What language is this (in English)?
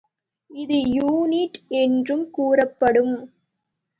Tamil